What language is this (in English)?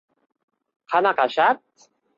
Uzbek